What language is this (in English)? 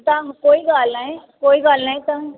Sindhi